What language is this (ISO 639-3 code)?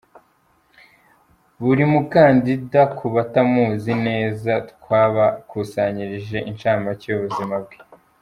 kin